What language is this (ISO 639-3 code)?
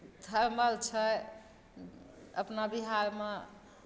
mai